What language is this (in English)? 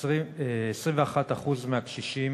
Hebrew